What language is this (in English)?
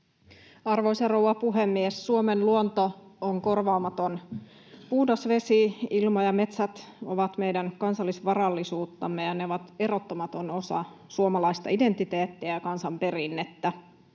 Finnish